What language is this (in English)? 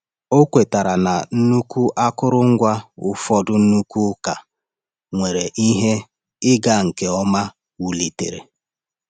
Igbo